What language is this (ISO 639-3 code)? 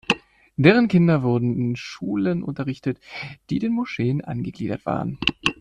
deu